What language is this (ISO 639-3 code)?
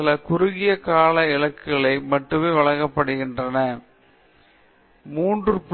tam